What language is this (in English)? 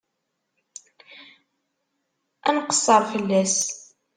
Kabyle